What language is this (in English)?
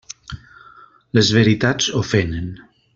Catalan